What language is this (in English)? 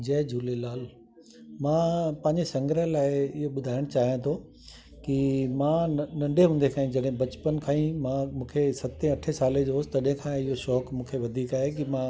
Sindhi